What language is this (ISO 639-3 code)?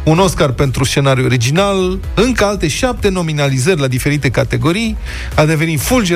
ron